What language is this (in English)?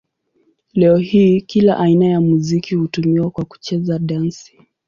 Swahili